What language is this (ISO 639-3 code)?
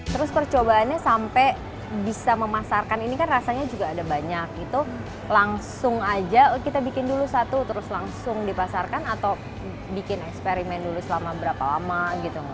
ind